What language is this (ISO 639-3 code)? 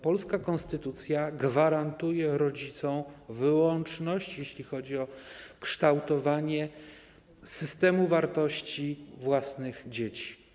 pol